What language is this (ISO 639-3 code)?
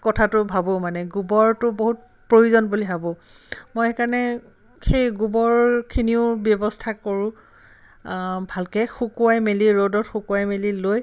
asm